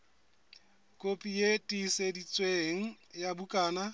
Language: Southern Sotho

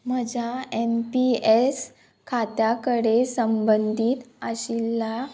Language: Konkani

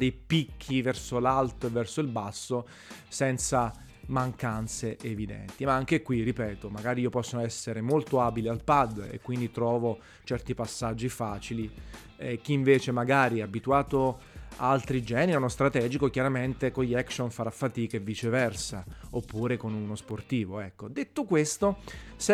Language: Italian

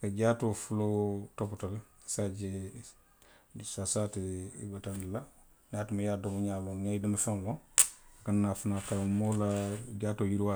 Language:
Western Maninkakan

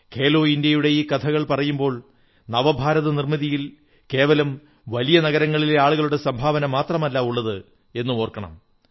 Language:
Malayalam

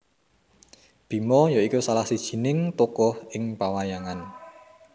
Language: Javanese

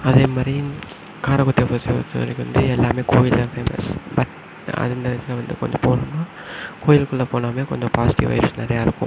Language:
Tamil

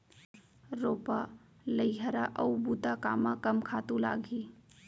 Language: Chhattisgarhi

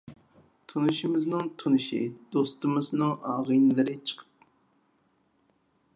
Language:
Uyghur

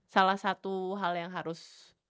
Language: Indonesian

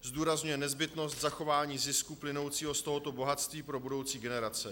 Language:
Czech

